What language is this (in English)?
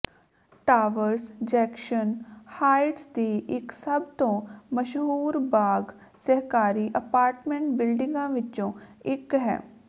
Punjabi